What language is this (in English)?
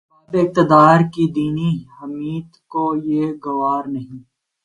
Urdu